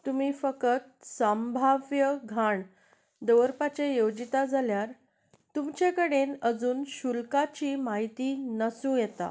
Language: Konkani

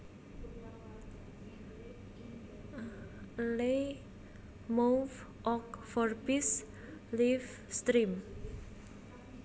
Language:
Javanese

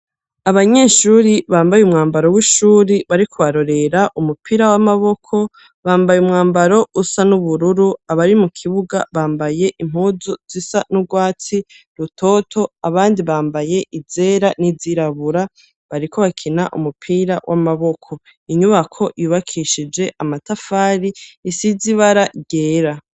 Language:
Rundi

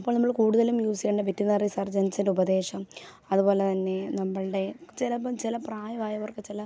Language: Malayalam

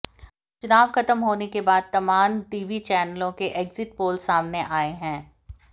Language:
Hindi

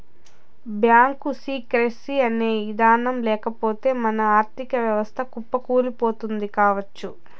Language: Telugu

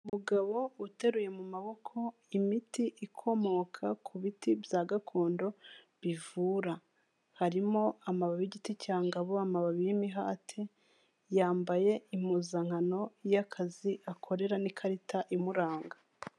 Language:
Kinyarwanda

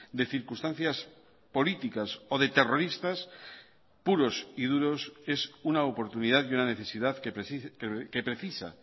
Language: Spanish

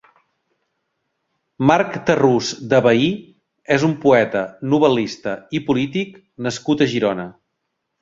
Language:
Catalan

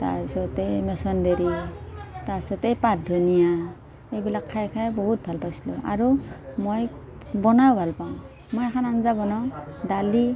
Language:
Assamese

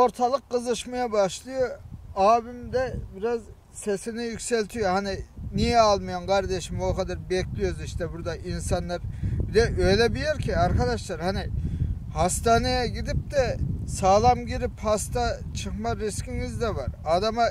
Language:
Turkish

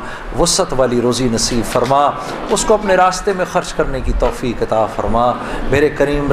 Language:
Urdu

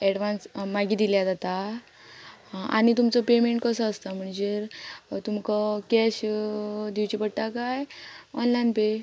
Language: Konkani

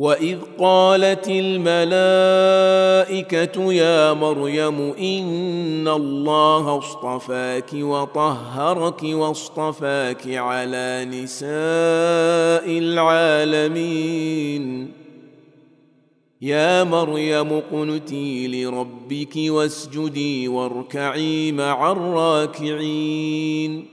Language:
Arabic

